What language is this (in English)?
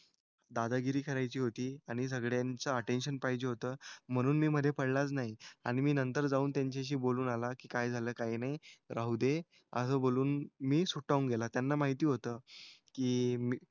Marathi